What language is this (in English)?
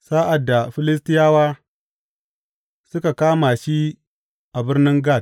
Hausa